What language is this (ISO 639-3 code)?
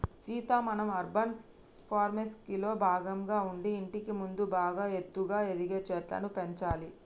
tel